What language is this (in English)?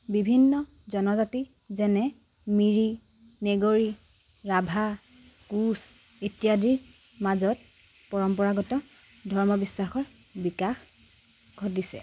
Assamese